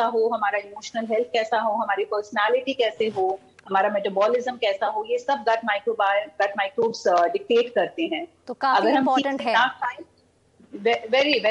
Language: Hindi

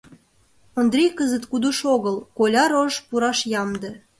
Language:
Mari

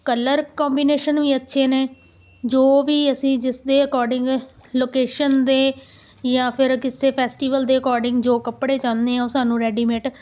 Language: Punjabi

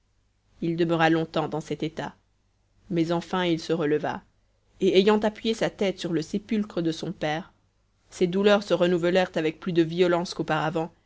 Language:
French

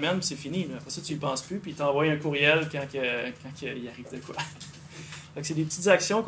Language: French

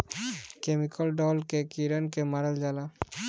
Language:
Bhojpuri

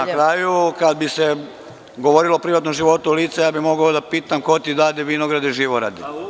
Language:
Serbian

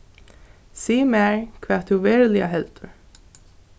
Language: Faroese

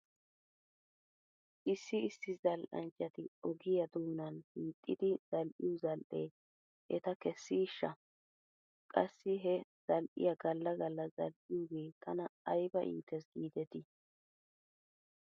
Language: Wolaytta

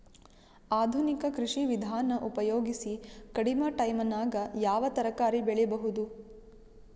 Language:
Kannada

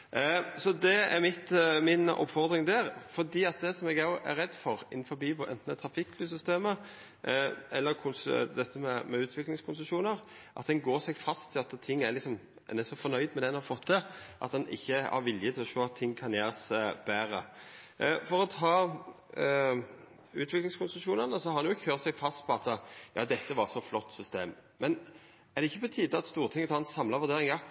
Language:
Norwegian Nynorsk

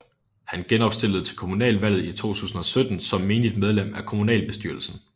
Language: Danish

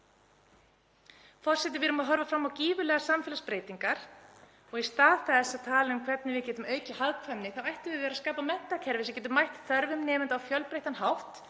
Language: Icelandic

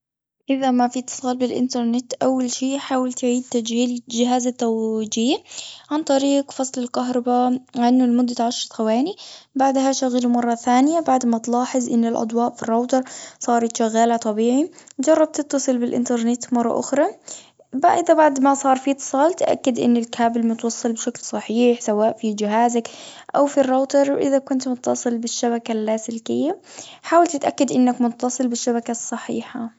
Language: Gulf Arabic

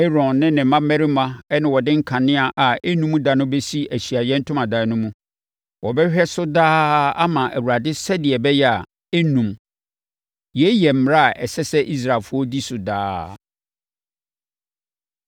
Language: Akan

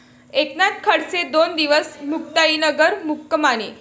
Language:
Marathi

